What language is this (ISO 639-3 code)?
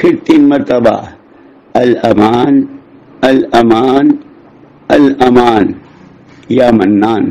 ara